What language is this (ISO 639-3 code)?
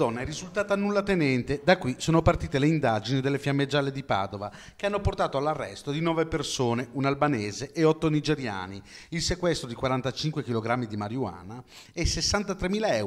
ita